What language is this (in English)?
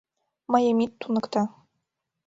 Mari